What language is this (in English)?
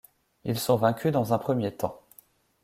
French